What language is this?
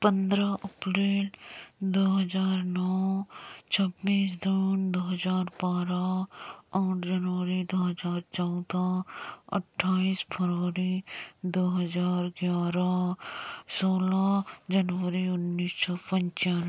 Hindi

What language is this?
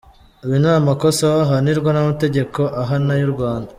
Kinyarwanda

